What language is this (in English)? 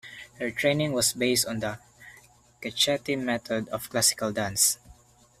English